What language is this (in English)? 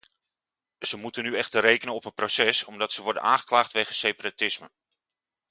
Dutch